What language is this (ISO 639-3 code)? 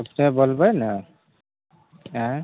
mai